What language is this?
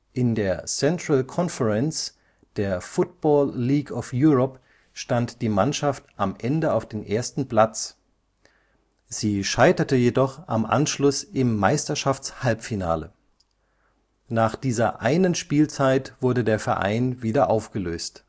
German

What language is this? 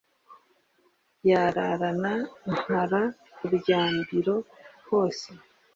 Kinyarwanda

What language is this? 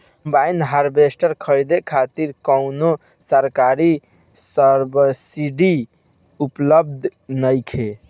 Bhojpuri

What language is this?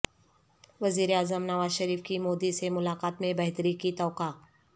Urdu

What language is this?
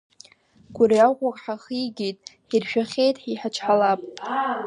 Abkhazian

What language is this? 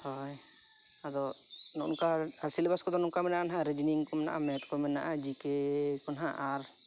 Santali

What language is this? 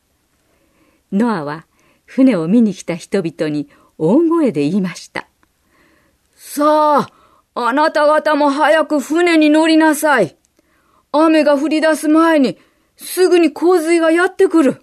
Japanese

